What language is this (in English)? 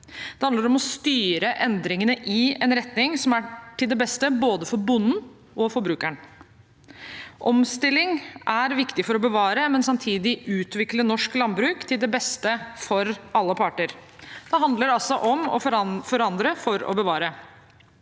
Norwegian